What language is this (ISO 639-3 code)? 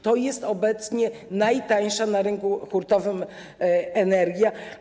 pol